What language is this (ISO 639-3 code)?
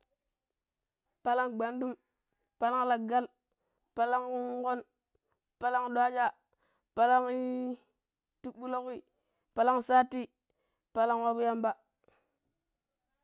pip